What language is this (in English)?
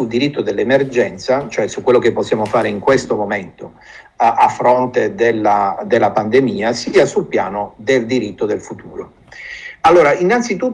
Italian